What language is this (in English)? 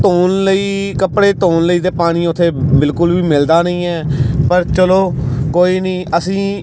Punjabi